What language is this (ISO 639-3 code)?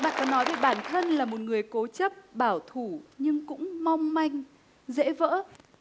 vie